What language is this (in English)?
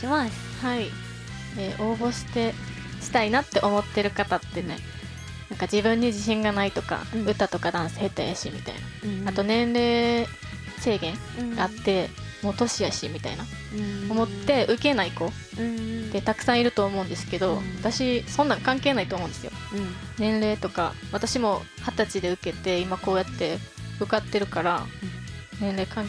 Japanese